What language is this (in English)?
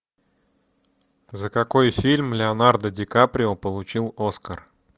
Russian